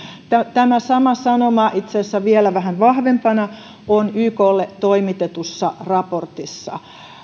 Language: Finnish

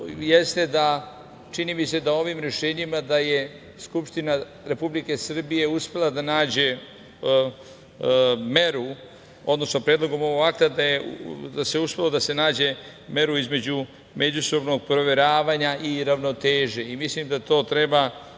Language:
Serbian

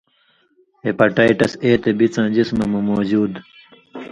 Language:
Indus Kohistani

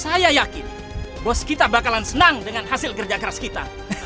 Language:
Indonesian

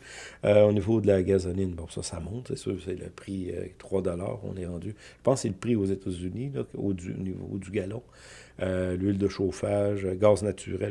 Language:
French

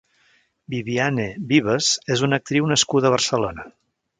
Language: Catalan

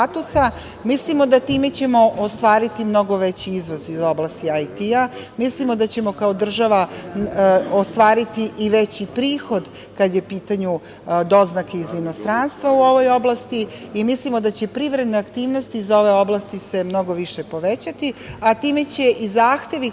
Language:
Serbian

